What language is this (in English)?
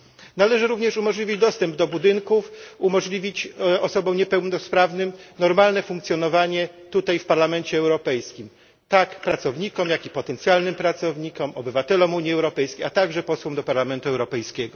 Polish